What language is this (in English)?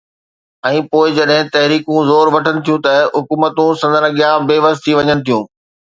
Sindhi